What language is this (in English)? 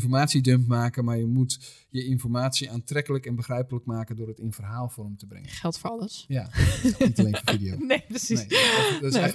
Dutch